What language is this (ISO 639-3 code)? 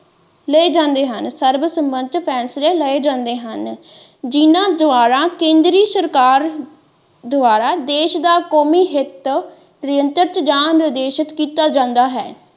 pan